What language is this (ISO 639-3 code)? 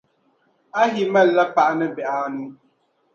dag